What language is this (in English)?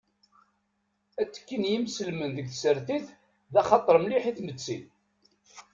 Kabyle